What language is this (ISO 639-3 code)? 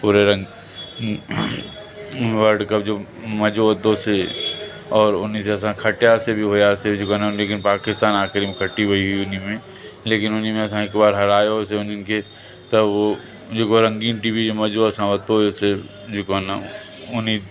snd